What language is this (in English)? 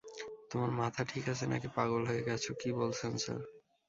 Bangla